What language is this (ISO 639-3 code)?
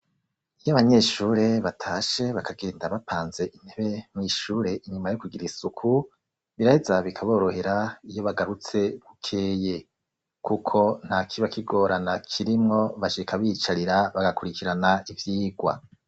run